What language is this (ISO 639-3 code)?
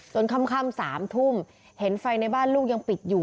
tha